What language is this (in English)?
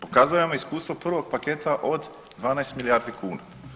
Croatian